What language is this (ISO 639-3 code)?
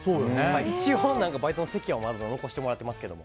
jpn